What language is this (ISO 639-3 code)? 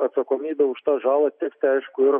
lit